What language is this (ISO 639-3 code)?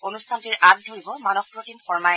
asm